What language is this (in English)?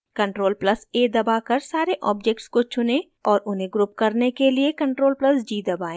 Hindi